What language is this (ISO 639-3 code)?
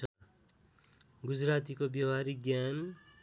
nep